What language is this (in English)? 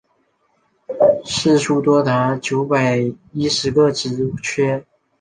Chinese